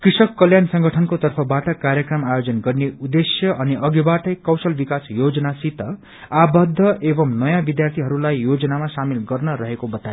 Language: Nepali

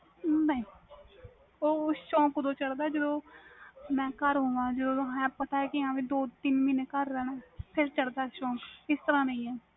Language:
Punjabi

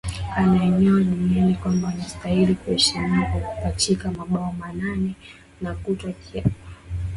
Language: Swahili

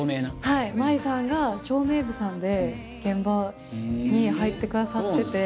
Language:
Japanese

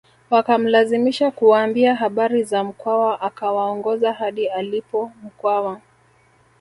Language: Swahili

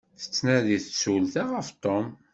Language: Kabyle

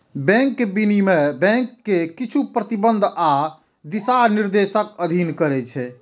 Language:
Maithili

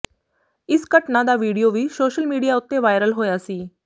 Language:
Punjabi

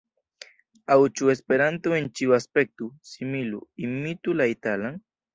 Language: Esperanto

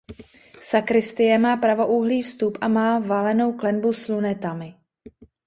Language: Czech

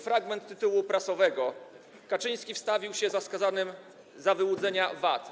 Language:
Polish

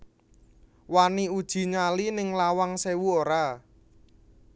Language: Javanese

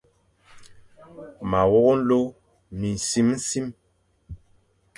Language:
Fang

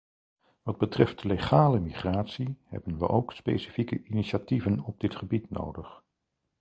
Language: Dutch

